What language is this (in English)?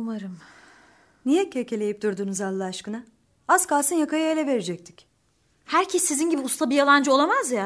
Turkish